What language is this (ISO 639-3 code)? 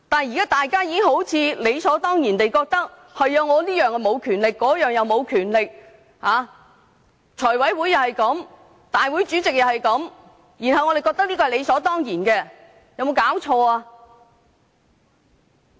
yue